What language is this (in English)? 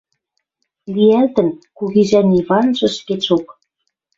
Western Mari